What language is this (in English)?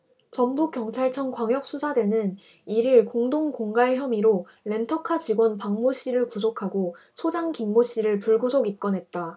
Korean